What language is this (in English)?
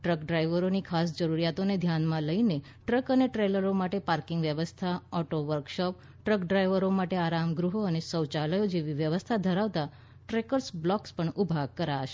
Gujarati